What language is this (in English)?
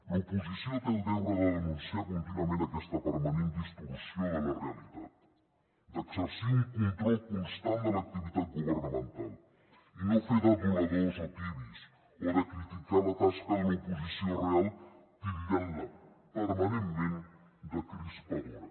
Catalan